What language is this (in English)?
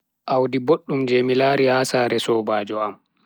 Bagirmi Fulfulde